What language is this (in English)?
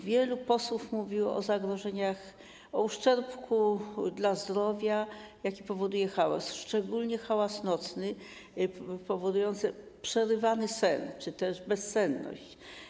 Polish